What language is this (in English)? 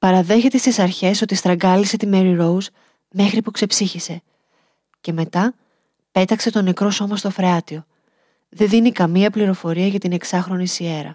Greek